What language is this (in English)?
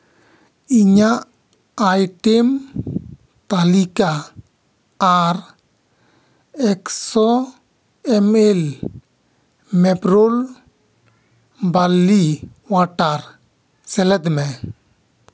Santali